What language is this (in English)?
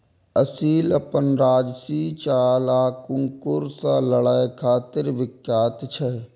Maithili